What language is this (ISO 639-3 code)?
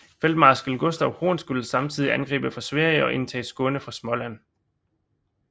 dan